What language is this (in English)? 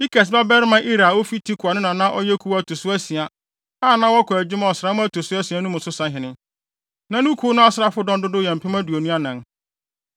Akan